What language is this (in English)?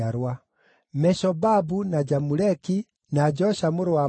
Kikuyu